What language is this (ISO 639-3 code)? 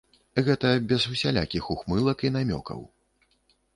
bel